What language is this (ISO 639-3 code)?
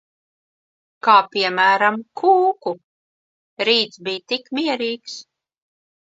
lav